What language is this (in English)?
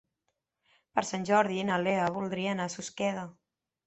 Catalan